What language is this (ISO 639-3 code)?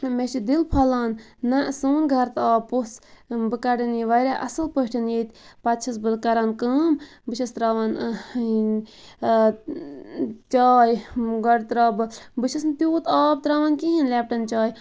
kas